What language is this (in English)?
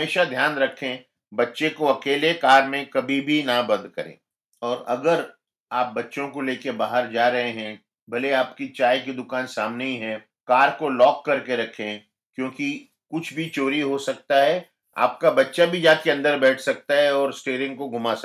Hindi